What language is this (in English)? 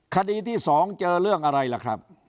Thai